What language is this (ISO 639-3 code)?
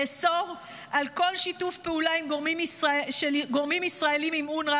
heb